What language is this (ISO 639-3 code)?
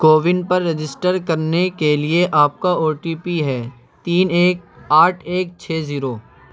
urd